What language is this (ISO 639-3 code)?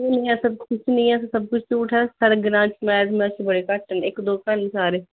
doi